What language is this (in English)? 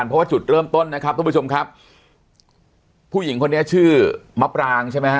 Thai